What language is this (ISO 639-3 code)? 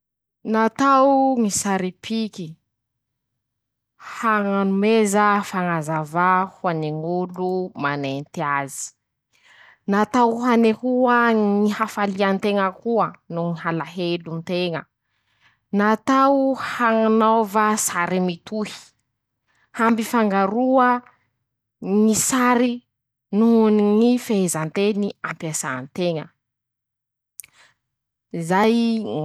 msh